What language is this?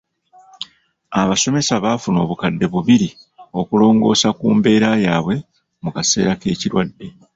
Ganda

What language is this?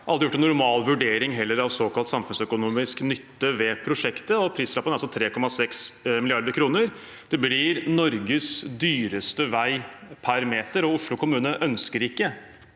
Norwegian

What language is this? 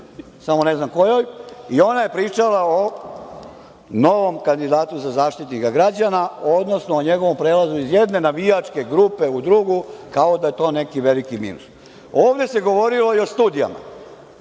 Serbian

